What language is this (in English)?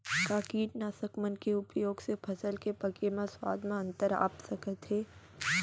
Chhattisgarhi